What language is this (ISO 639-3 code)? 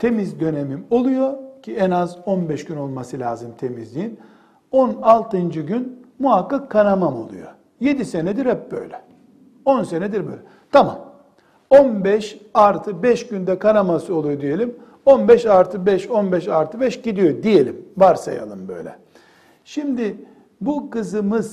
tur